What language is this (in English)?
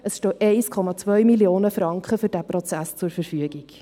Swiss German